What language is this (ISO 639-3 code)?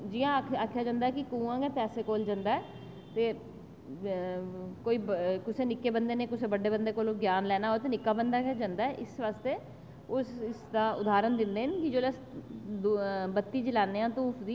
doi